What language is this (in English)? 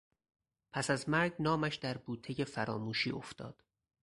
Persian